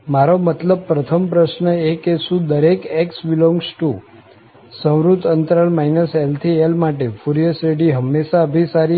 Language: Gujarati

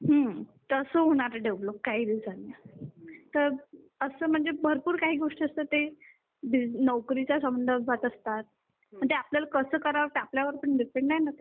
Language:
Marathi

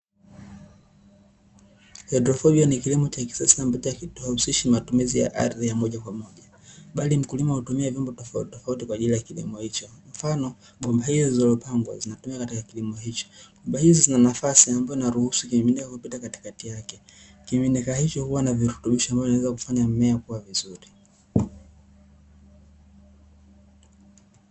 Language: Swahili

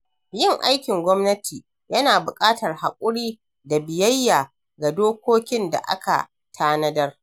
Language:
Hausa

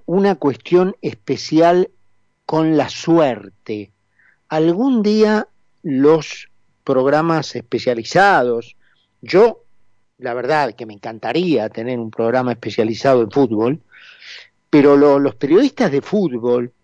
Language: Spanish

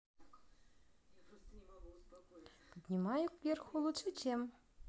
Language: Russian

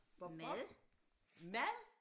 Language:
Danish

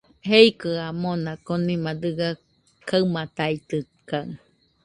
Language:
Nüpode Huitoto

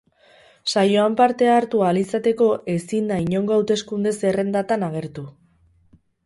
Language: Basque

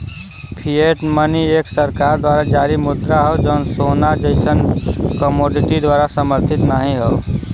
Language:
Bhojpuri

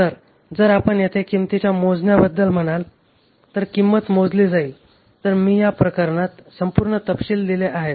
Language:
Marathi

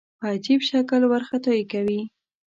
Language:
Pashto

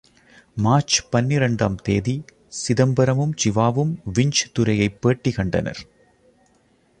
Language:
Tamil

